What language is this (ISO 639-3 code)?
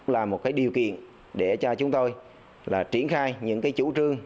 vie